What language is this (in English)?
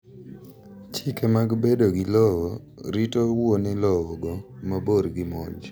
Luo (Kenya and Tanzania)